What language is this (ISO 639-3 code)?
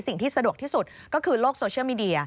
tha